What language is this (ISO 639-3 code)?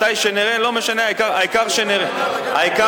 heb